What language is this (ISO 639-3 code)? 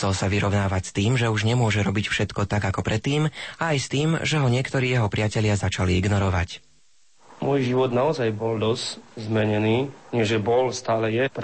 slk